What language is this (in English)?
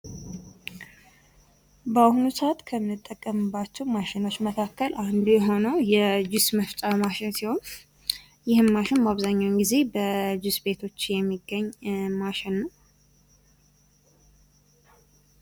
Amharic